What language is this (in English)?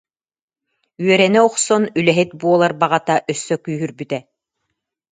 Yakut